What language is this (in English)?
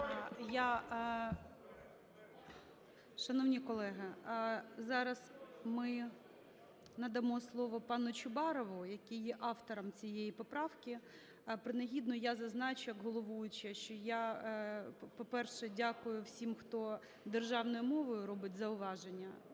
Ukrainian